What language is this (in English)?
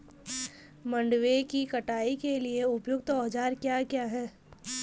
Hindi